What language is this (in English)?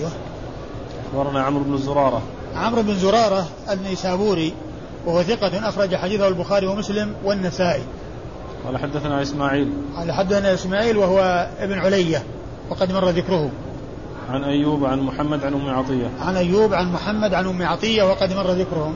Arabic